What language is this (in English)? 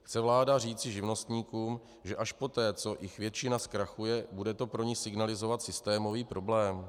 Czech